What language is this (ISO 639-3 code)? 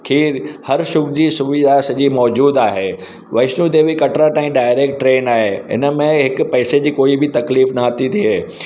snd